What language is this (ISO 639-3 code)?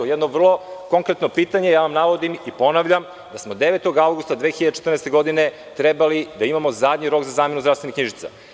srp